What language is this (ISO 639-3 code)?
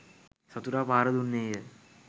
sin